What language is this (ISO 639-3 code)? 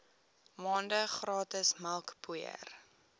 afr